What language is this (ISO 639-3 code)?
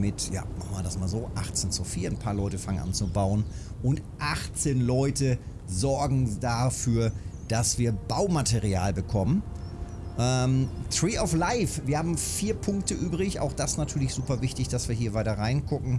deu